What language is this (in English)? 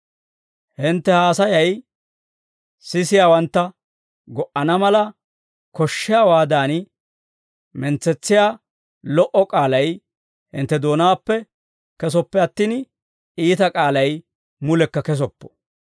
Dawro